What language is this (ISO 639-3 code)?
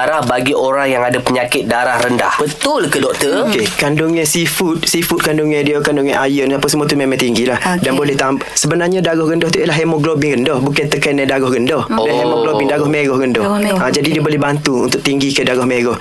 msa